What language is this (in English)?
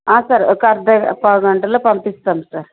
Telugu